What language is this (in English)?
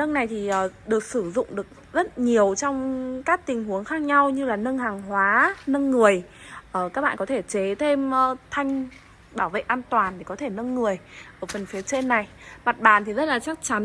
Vietnamese